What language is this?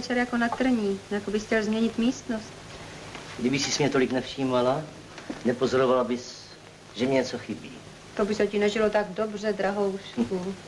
Czech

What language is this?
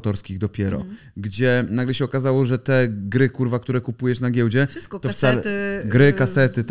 Polish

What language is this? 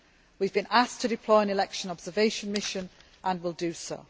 English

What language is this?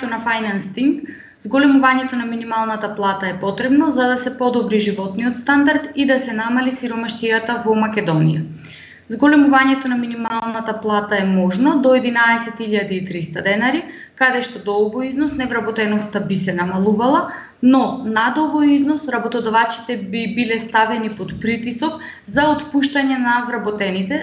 Macedonian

